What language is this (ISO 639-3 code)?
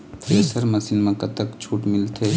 hne